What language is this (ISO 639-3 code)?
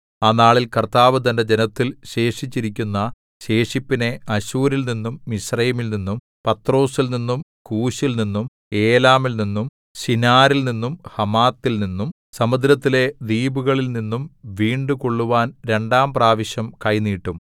mal